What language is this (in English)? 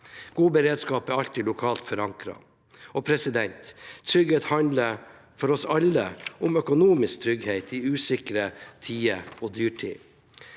Norwegian